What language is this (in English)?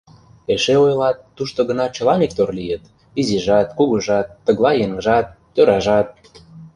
Mari